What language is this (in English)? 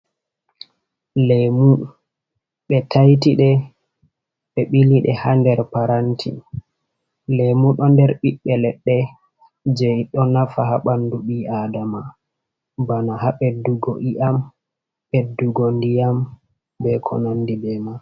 Fula